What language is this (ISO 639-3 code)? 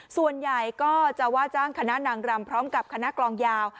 tha